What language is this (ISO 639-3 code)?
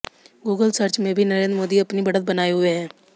hin